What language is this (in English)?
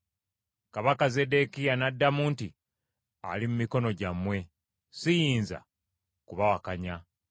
Ganda